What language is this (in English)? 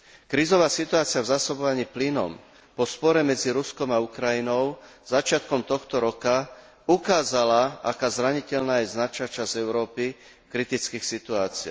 Slovak